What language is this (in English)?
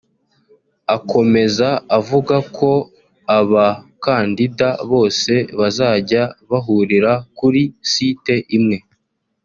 Kinyarwanda